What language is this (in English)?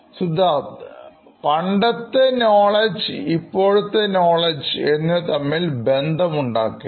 Malayalam